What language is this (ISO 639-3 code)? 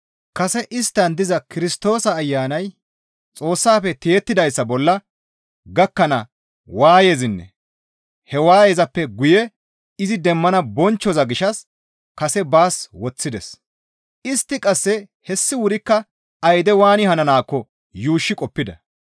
gmv